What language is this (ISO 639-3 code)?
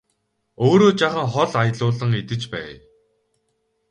mon